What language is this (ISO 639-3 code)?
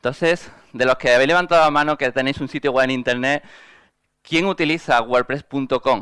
spa